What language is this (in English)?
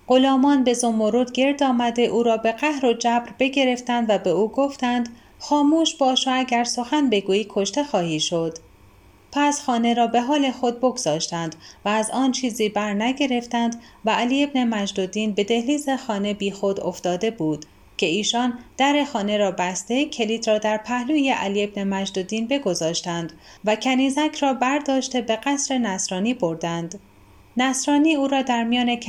Persian